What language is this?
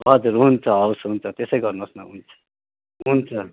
Nepali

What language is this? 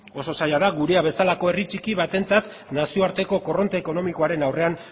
Basque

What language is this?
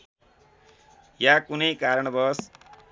Nepali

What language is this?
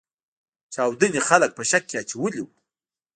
Pashto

